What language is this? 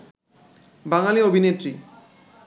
Bangla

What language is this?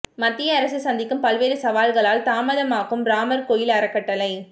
Tamil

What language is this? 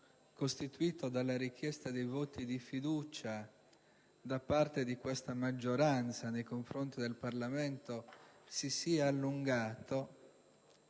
Italian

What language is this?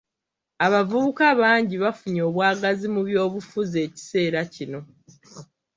Ganda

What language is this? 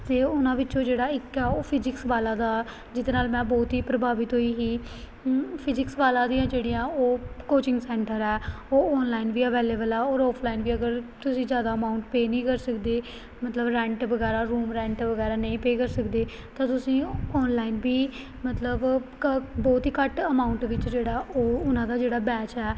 Punjabi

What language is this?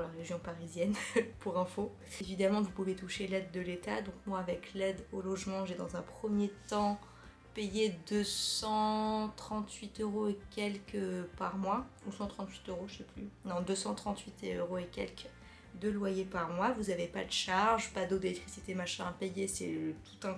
French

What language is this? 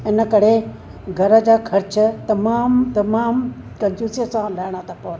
Sindhi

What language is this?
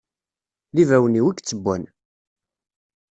Kabyle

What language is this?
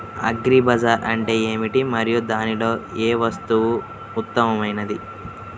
Telugu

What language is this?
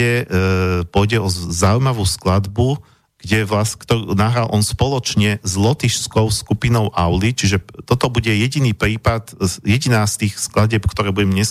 Slovak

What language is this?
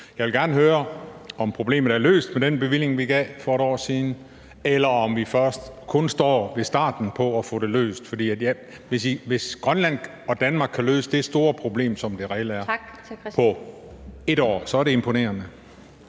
Danish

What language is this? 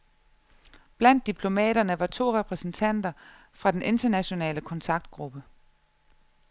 Danish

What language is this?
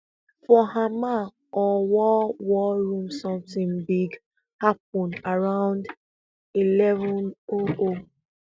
Nigerian Pidgin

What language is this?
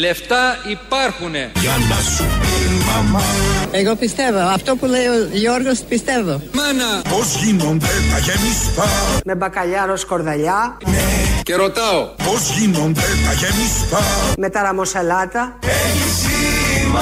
Greek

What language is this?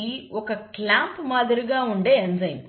Telugu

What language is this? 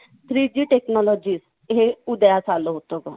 Marathi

